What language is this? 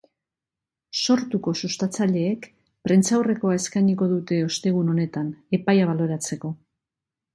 Basque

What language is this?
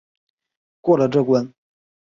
Chinese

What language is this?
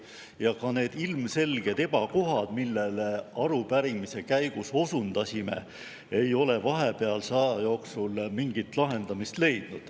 Estonian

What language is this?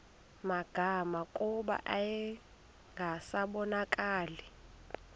Xhosa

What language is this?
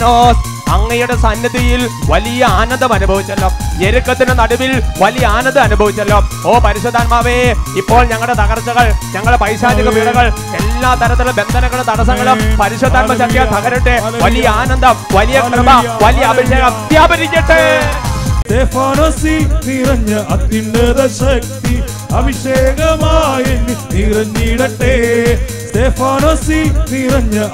Malayalam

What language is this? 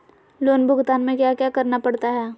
Magahi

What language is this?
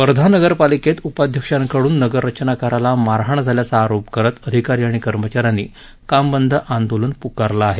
Marathi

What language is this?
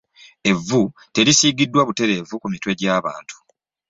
Ganda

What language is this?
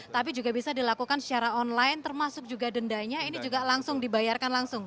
Indonesian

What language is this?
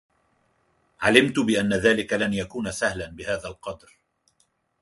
Arabic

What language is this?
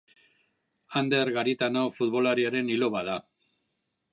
Basque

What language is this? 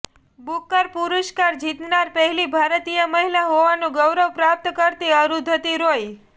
Gujarati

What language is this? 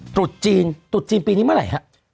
Thai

